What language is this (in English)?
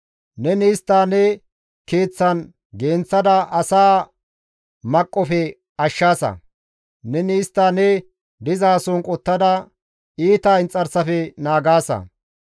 Gamo